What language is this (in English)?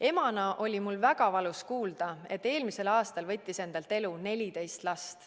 Estonian